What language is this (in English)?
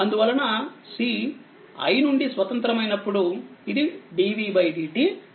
Telugu